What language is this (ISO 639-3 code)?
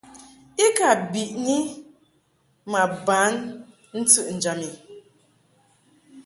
mhk